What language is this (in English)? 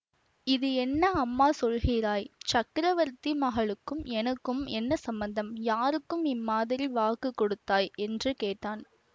Tamil